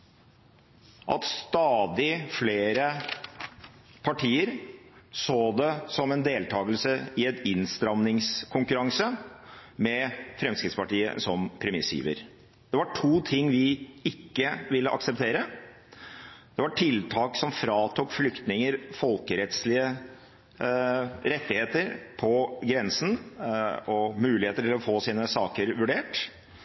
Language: Norwegian Bokmål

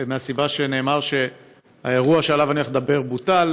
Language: Hebrew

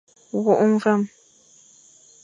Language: Fang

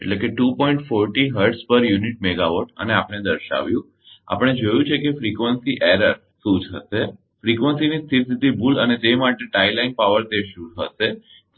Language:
Gujarati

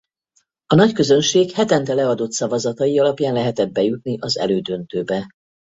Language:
Hungarian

